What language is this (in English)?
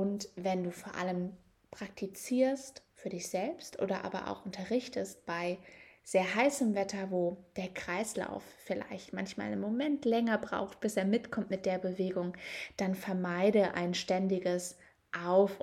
German